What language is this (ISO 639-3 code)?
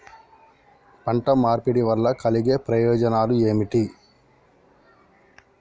tel